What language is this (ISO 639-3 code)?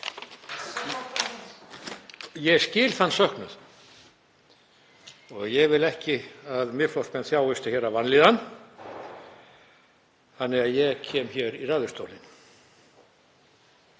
isl